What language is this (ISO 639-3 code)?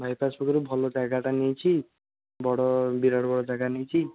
ori